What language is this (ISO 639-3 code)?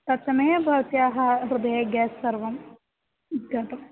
san